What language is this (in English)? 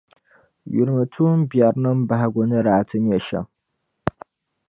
Dagbani